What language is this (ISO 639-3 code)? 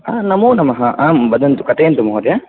san